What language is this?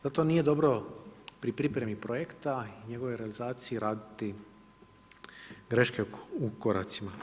Croatian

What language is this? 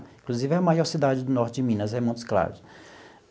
Portuguese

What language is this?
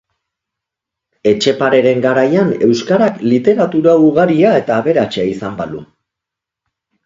Basque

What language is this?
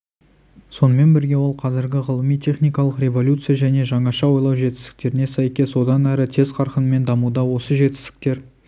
Kazakh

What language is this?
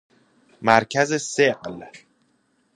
Persian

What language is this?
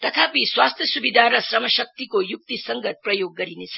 Nepali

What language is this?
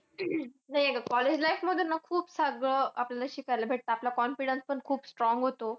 Marathi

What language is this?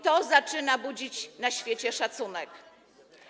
Polish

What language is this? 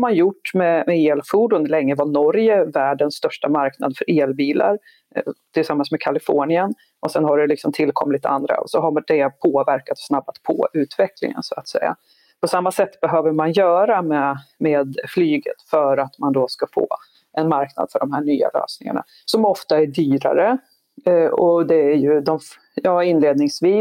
Swedish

